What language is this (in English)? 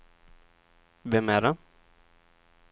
Swedish